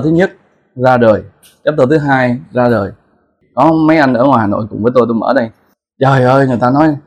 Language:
Vietnamese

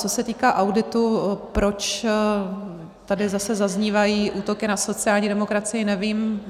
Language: Czech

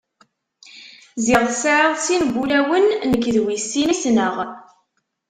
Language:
Kabyle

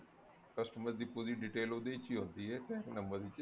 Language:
Punjabi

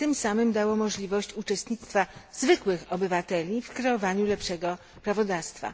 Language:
Polish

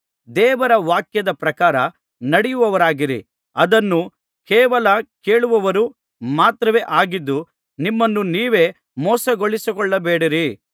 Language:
Kannada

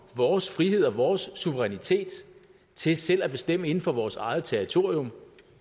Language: Danish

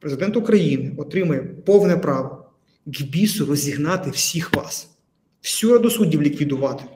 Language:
Ukrainian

